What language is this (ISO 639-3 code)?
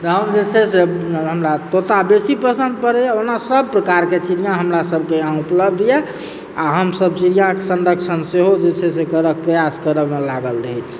mai